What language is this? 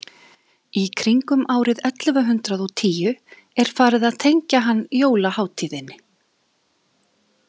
Icelandic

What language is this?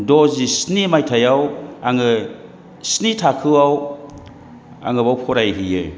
Bodo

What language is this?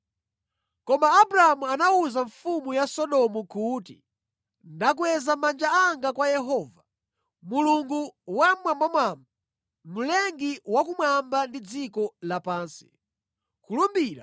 Nyanja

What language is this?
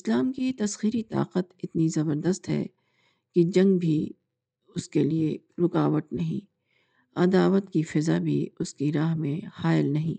Urdu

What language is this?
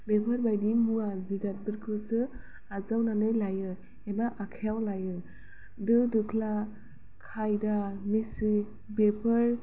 Bodo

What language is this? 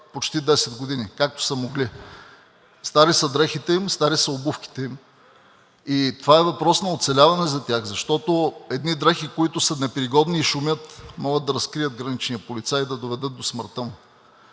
Bulgarian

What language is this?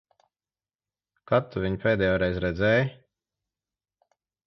Latvian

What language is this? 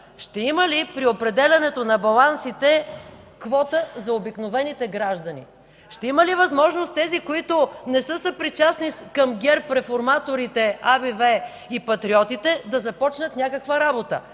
Bulgarian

